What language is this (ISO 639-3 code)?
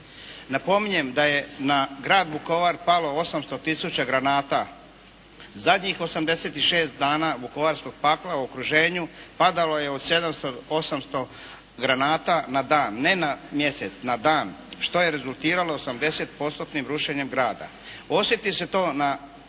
hrv